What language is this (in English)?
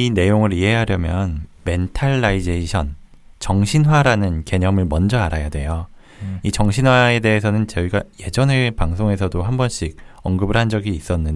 Korean